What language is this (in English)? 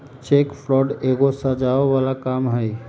Magahi